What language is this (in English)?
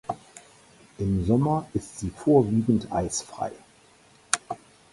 German